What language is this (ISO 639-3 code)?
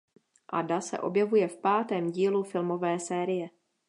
ces